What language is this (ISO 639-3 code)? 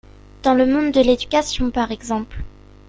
fra